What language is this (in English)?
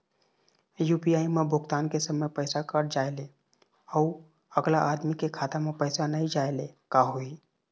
Chhattisgarhi